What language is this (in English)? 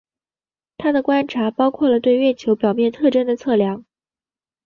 Chinese